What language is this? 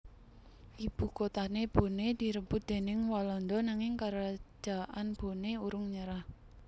Javanese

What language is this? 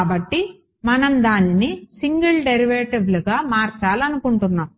Telugu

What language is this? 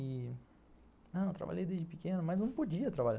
Portuguese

